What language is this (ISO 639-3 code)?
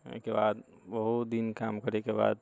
mai